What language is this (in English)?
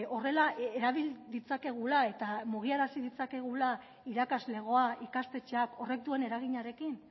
Basque